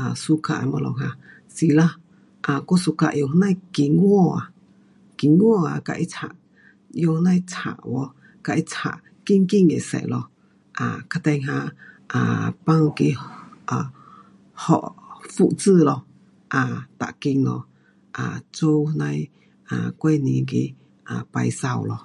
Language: Pu-Xian Chinese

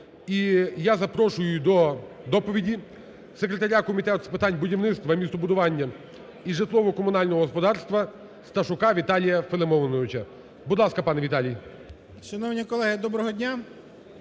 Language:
Ukrainian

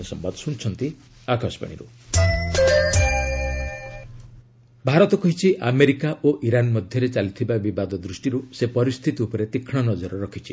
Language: Odia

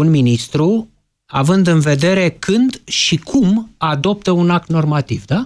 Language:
Romanian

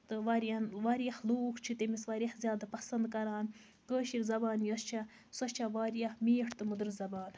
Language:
Kashmiri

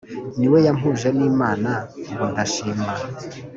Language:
Kinyarwanda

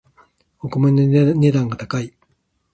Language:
Japanese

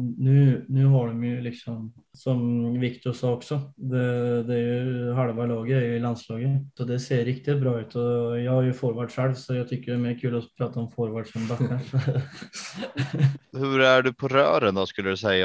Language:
Swedish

